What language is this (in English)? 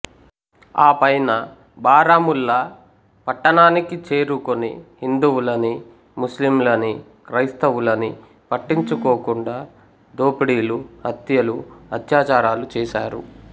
Telugu